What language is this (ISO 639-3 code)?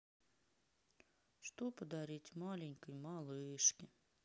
rus